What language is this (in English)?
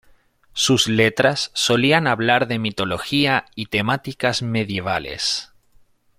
Spanish